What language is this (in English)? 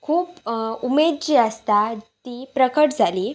Konkani